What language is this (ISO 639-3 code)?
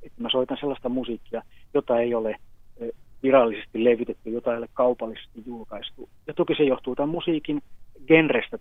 fin